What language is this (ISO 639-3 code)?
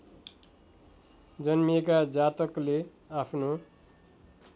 nep